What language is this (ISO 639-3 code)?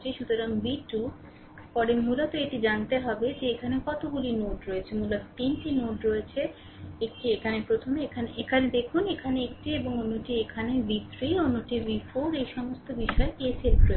ben